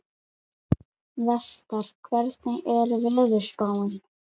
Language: Icelandic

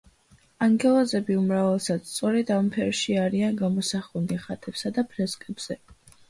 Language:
Georgian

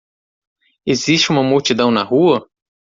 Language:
Portuguese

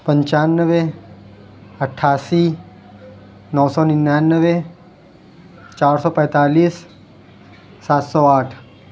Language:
Urdu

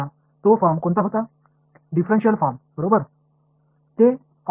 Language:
Tamil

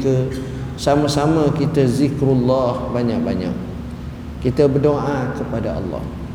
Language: Malay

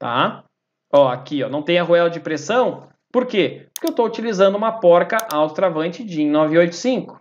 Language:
Portuguese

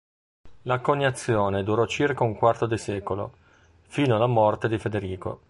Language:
Italian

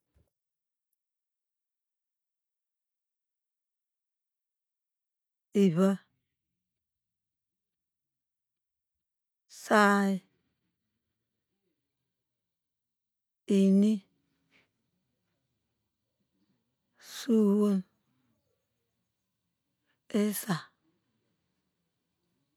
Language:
Degema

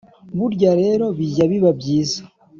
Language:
Kinyarwanda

